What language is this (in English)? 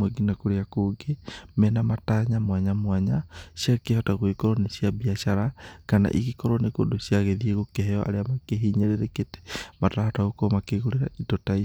Kikuyu